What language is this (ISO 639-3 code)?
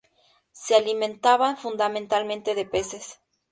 spa